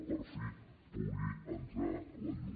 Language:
Catalan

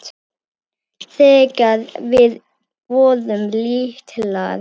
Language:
Icelandic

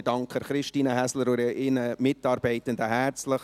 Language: Swiss German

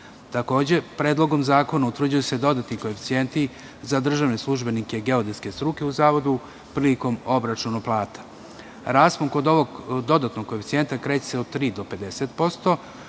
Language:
Serbian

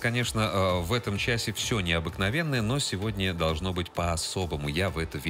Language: Russian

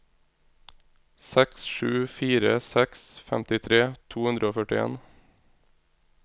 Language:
Norwegian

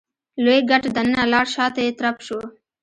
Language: Pashto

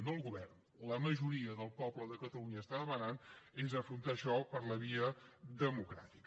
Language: Catalan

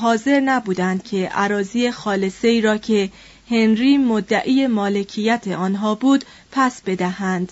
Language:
Persian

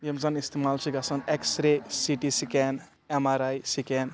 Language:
Kashmiri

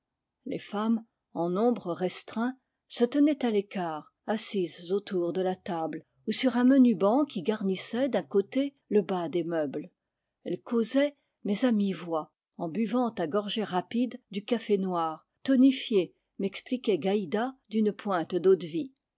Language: French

